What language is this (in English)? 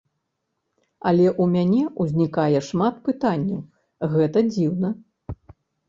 Belarusian